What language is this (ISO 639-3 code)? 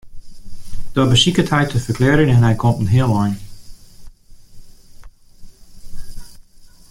fry